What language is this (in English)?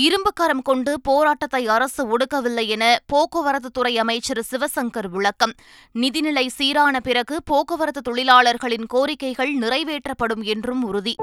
Tamil